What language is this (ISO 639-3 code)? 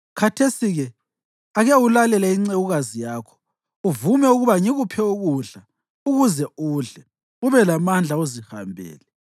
nde